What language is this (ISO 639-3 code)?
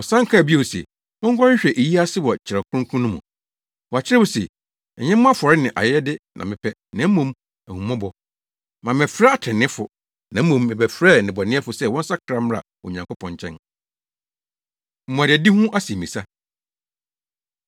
aka